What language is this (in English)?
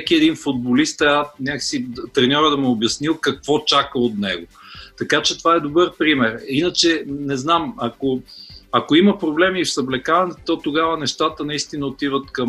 Bulgarian